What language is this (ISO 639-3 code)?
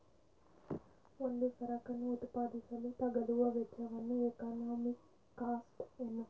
kan